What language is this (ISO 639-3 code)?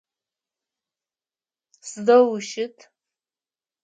ady